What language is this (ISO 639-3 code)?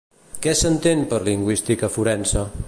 cat